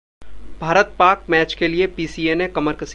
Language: Hindi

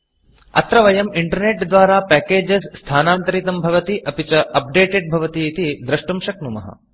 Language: Sanskrit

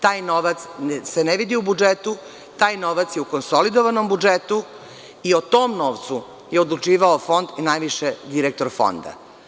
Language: Serbian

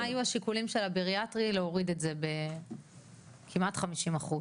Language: Hebrew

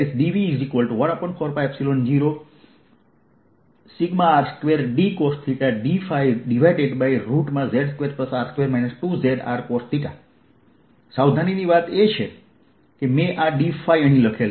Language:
Gujarati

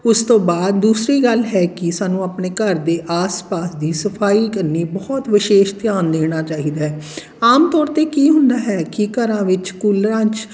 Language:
Punjabi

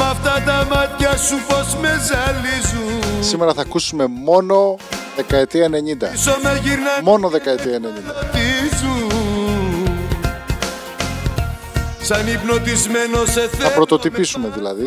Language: Greek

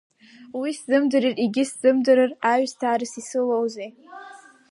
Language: Abkhazian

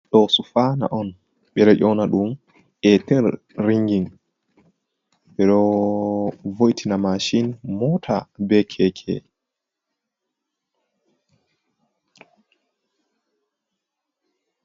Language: Fula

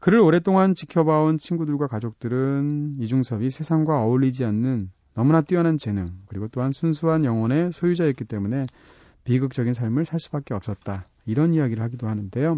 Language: Korean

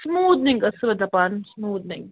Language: Kashmiri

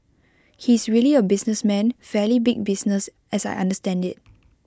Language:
English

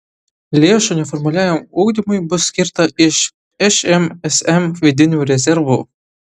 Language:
Lithuanian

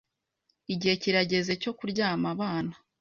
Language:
Kinyarwanda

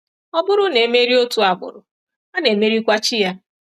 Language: Igbo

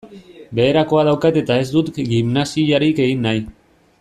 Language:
Basque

